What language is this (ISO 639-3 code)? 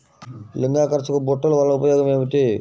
tel